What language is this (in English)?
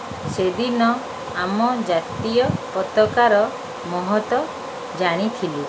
Odia